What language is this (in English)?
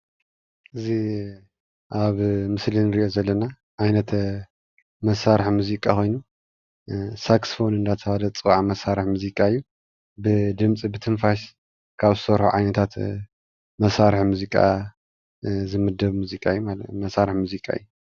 Tigrinya